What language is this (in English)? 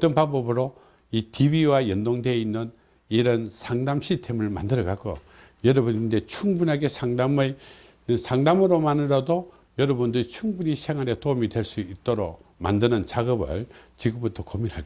Korean